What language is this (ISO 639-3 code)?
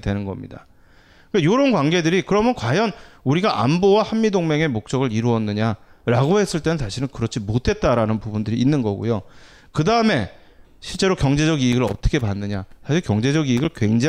kor